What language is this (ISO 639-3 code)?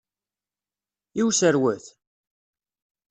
kab